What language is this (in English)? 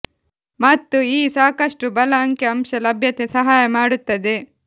Kannada